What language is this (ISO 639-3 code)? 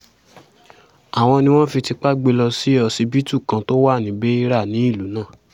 yor